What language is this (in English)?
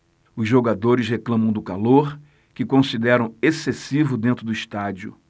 Portuguese